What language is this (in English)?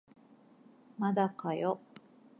Japanese